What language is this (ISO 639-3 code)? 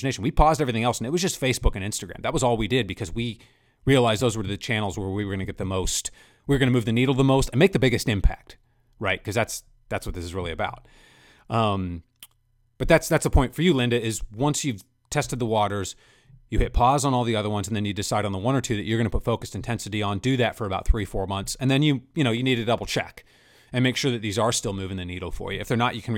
eng